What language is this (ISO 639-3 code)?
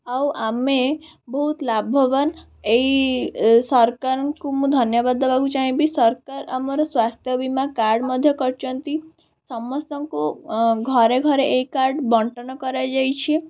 ori